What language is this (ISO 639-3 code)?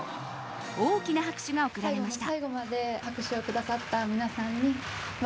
jpn